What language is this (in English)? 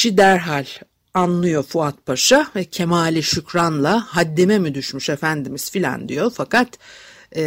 Turkish